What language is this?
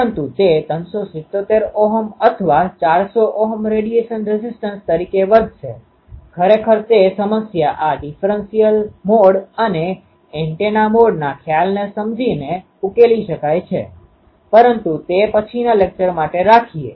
Gujarati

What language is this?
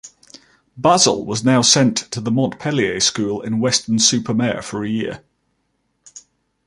English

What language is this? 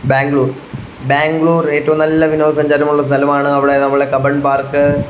Malayalam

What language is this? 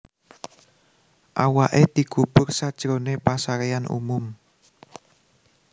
Javanese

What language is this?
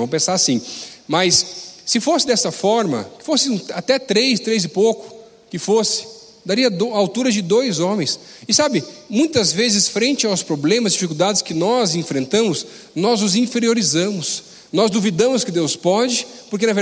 Portuguese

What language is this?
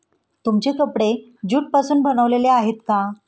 Marathi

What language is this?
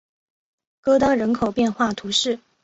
Chinese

